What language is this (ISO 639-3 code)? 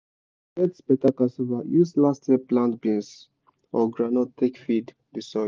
pcm